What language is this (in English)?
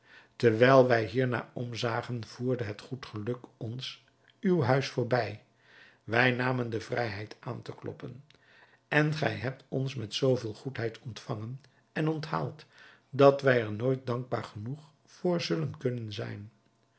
Dutch